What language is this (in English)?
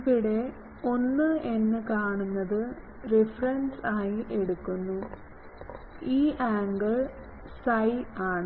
Malayalam